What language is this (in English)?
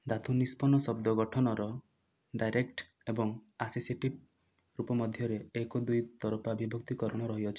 Odia